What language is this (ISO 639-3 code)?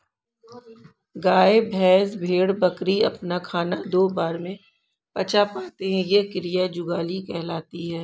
hin